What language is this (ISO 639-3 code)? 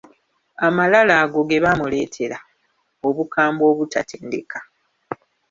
lug